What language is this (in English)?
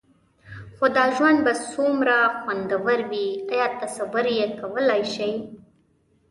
Pashto